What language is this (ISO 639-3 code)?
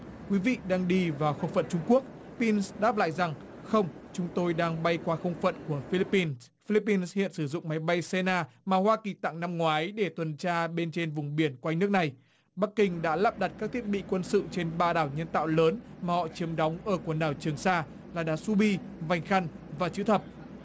vie